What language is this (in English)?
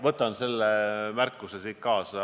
Estonian